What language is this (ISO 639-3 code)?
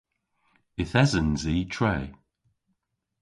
cor